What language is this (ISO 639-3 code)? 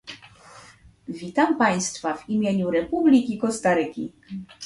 pol